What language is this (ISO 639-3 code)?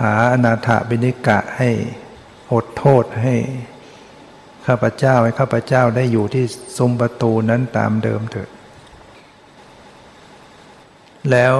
tha